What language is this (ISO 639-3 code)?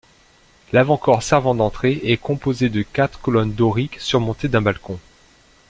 fra